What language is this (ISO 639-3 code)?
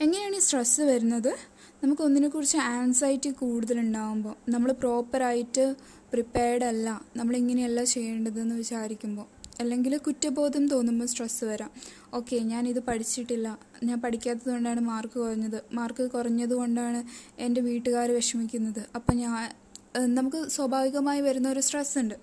mal